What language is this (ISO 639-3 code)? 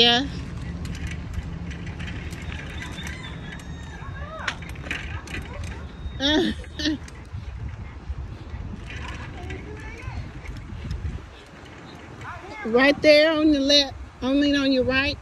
eng